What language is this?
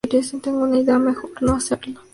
Spanish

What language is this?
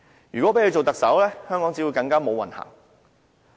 Cantonese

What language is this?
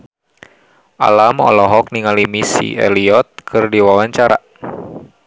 Sundanese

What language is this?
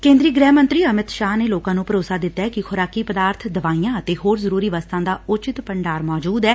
Punjabi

